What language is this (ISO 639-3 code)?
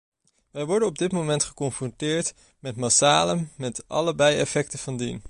nld